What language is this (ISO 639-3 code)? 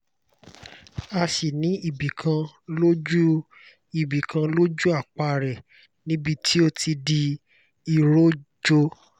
yor